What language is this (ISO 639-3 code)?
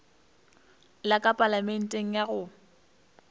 nso